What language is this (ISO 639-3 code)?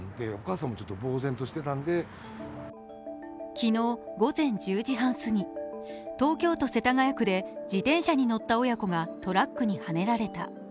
jpn